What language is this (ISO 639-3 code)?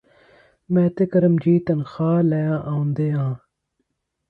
pan